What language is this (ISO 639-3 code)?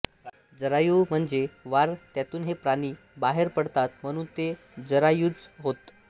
mar